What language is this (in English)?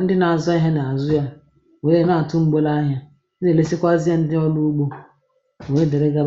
Igbo